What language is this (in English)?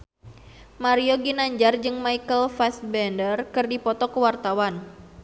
Sundanese